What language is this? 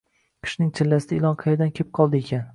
Uzbek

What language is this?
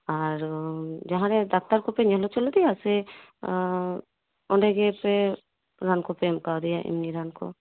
Santali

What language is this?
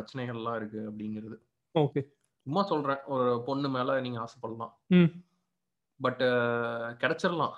Tamil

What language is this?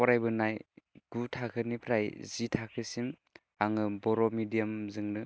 Bodo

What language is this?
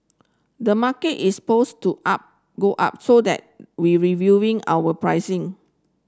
English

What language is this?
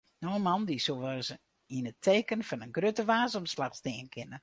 Western Frisian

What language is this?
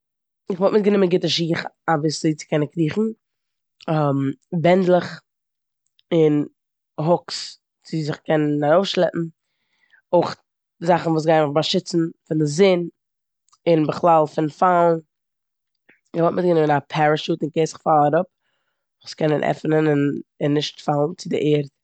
Yiddish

